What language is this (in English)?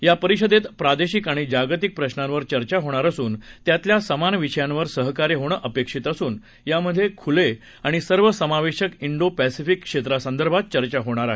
Marathi